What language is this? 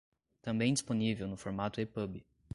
Portuguese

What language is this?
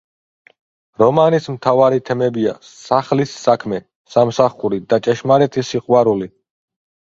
Georgian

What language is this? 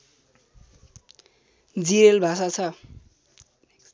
Nepali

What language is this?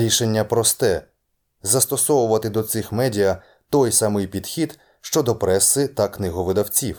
Ukrainian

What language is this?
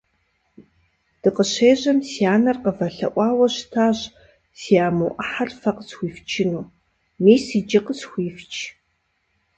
Kabardian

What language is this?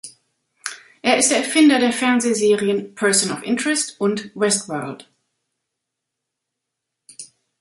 German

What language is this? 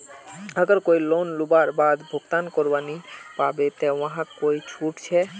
Magahi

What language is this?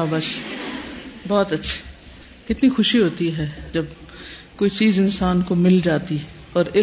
Urdu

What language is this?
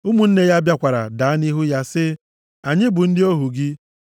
Igbo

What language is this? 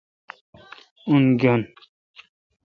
Kalkoti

